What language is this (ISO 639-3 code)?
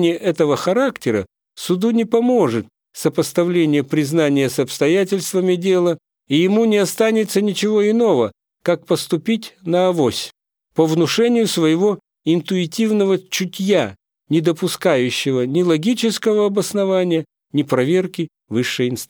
rus